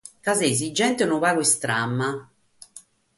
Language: Sardinian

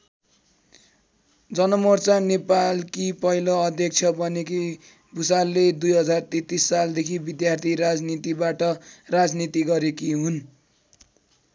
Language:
Nepali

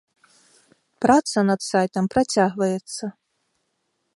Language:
Belarusian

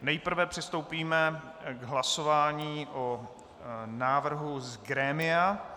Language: Czech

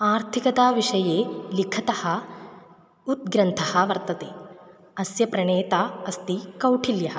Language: Sanskrit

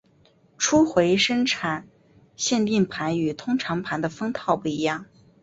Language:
Chinese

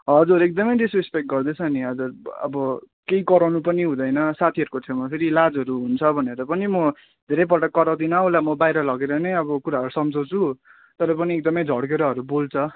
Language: Nepali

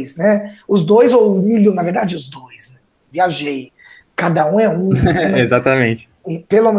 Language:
Portuguese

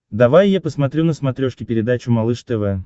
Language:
Russian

